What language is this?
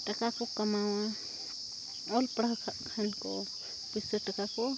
Santali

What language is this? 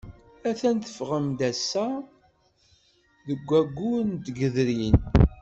Kabyle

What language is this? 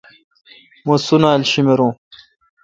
Kalkoti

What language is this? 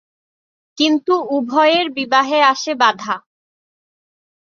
Bangla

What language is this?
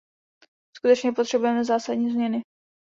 Czech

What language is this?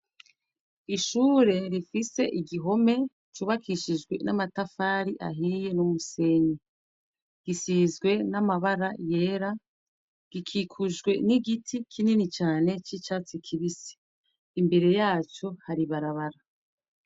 Rundi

